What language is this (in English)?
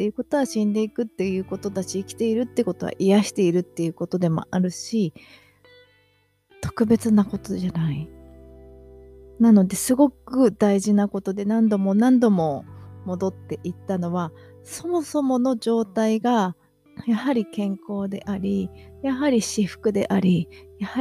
Japanese